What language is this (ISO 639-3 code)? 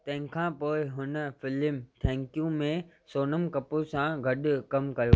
snd